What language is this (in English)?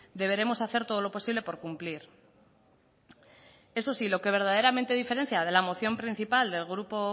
Spanish